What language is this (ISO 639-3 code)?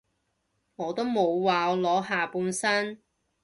yue